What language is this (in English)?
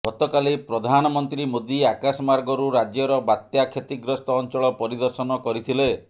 Odia